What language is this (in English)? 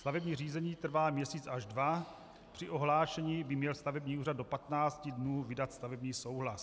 Czech